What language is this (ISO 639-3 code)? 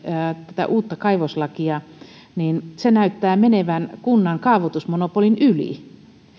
fin